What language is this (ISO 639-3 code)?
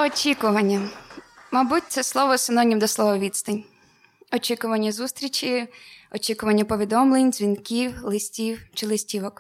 ukr